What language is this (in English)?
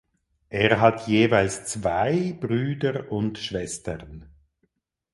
German